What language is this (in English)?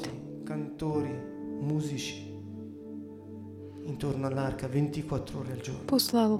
Slovak